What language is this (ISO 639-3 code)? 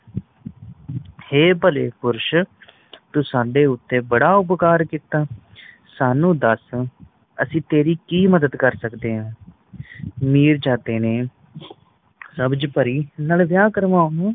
pan